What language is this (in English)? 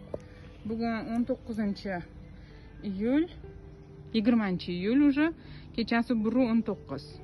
Romanian